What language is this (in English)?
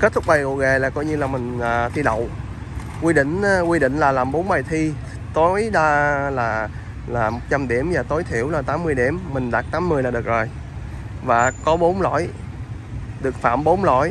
Vietnamese